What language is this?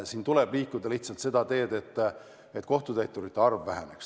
Estonian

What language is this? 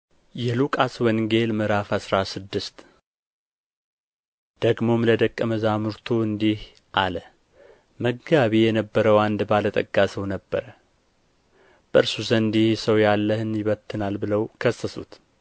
Amharic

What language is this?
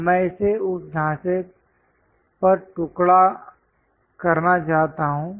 Hindi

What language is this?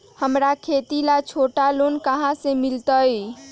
Magahi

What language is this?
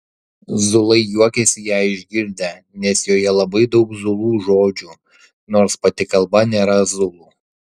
Lithuanian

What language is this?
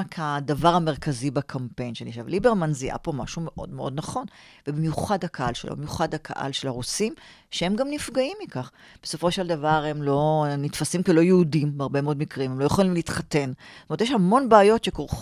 Hebrew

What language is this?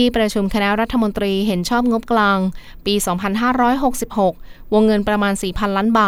Thai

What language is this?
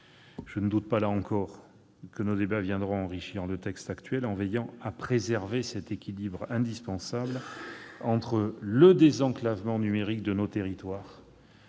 French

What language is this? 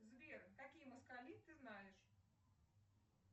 Russian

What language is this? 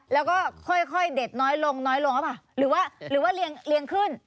Thai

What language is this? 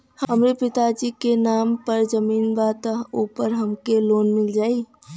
Bhojpuri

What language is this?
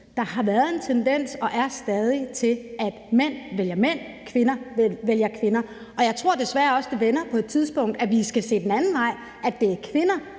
Danish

